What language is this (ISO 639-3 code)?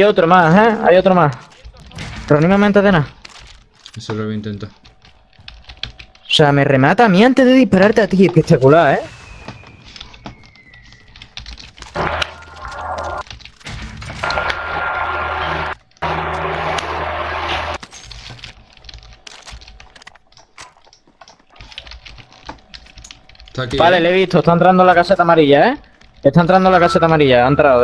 spa